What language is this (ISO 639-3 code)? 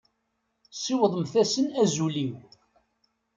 kab